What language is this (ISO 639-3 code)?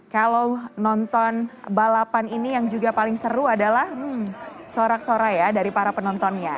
ind